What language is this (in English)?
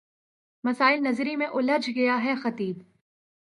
Urdu